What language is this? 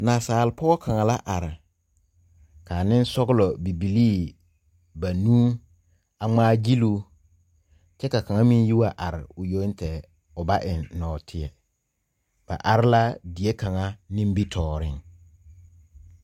Southern Dagaare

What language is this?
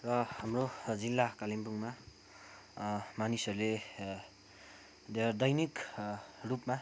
Nepali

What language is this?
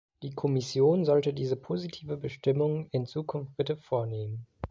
German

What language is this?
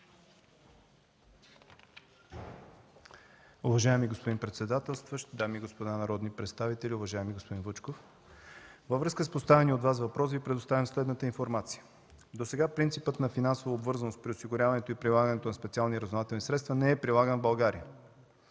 Bulgarian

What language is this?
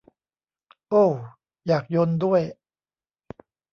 Thai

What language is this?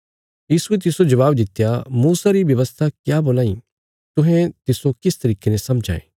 Bilaspuri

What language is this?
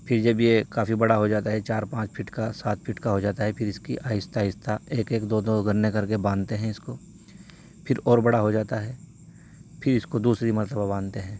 Urdu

